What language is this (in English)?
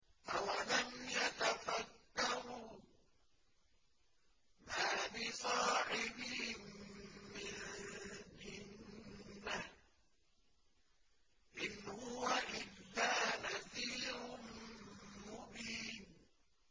Arabic